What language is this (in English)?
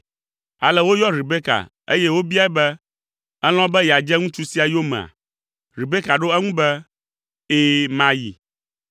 Ewe